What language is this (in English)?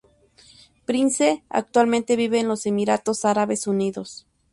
Spanish